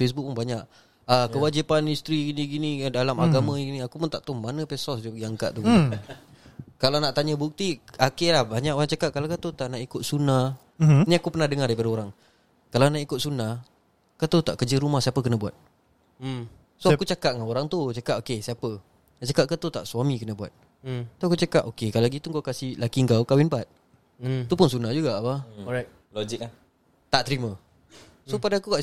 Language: Malay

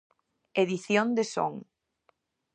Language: Galician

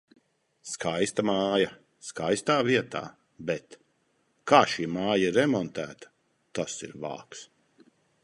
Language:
Latvian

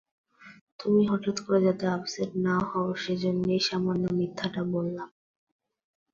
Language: Bangla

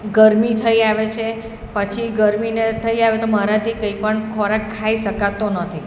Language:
Gujarati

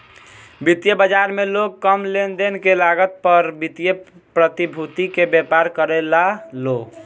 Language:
Bhojpuri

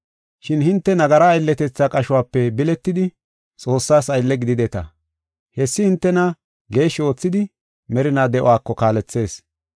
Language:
Gofa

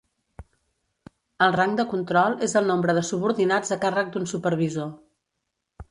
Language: Catalan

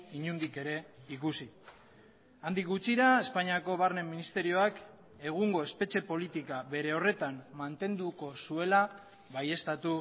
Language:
Basque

